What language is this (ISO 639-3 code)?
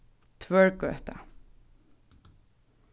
fao